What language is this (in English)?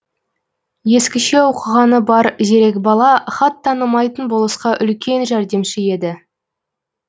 Kazakh